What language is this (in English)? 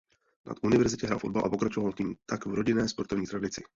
Czech